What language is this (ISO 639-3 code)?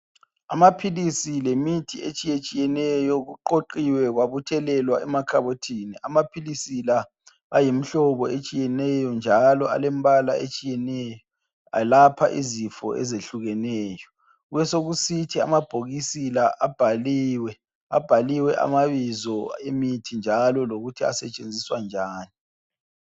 nde